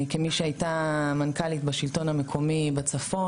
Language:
Hebrew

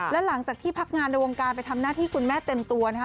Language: Thai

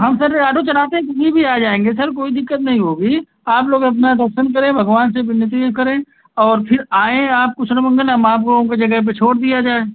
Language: Hindi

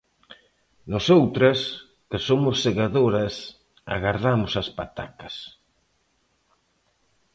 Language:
Galician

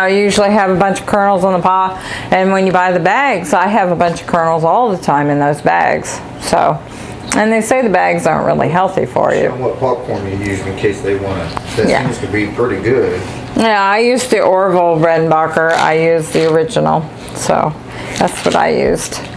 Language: English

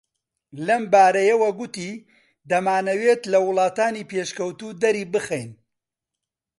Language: Central Kurdish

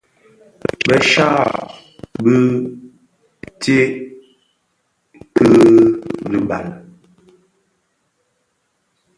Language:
Bafia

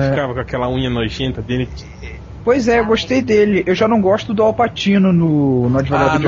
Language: Portuguese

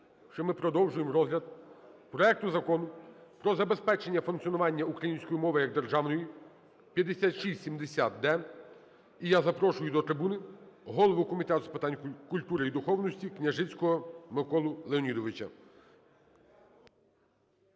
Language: Ukrainian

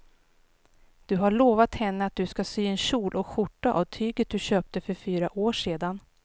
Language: Swedish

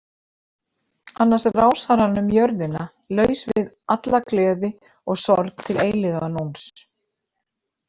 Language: Icelandic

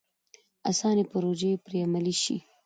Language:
Pashto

